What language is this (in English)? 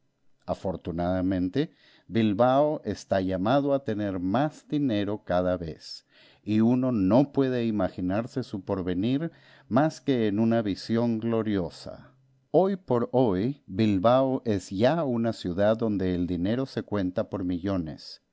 Spanish